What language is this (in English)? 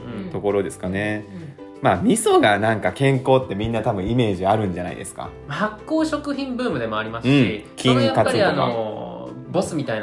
Japanese